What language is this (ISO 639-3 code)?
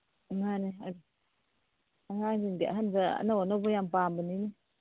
mni